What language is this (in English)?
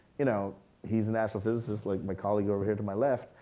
English